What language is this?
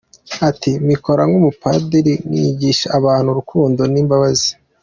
Kinyarwanda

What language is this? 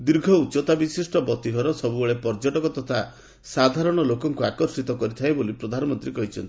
Odia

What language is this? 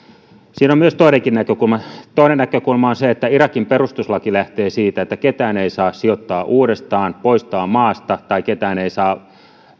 Finnish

